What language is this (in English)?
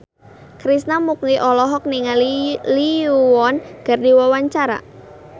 Sundanese